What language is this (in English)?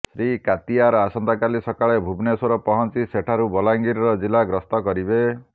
Odia